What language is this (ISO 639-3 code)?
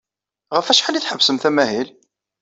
kab